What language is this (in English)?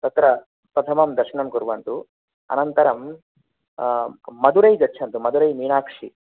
Sanskrit